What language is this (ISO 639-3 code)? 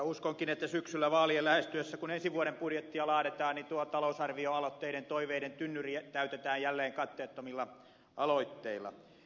fin